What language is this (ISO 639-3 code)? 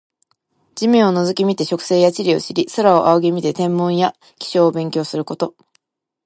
jpn